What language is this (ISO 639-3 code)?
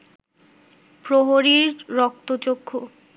ben